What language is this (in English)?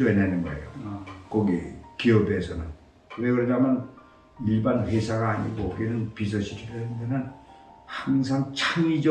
Korean